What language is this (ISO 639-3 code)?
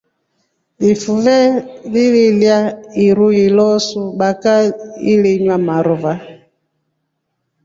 rof